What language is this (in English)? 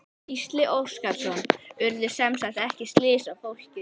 Icelandic